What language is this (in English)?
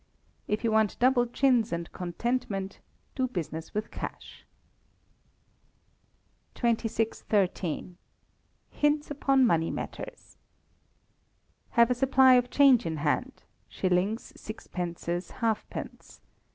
English